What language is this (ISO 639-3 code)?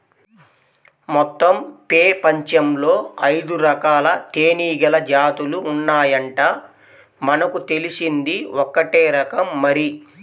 tel